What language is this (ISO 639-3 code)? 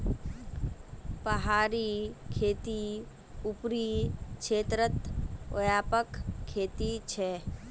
mag